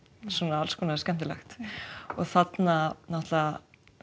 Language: Icelandic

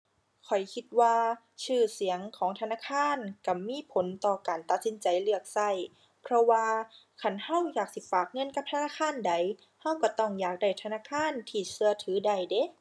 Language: Thai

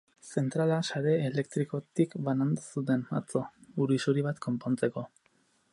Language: Basque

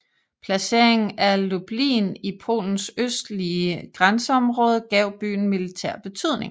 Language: Danish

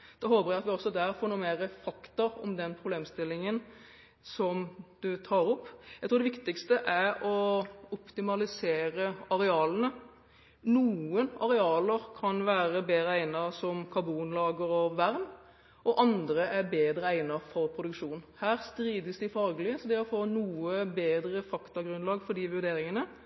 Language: Norwegian Bokmål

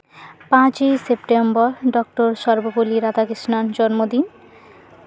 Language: Santali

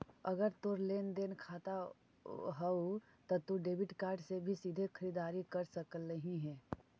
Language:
Magahi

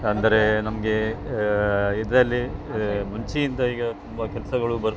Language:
Kannada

